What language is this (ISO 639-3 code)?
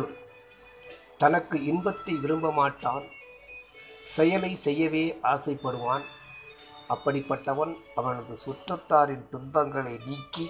tam